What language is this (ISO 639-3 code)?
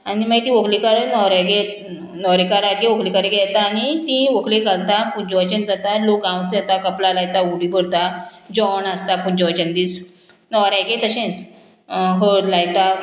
kok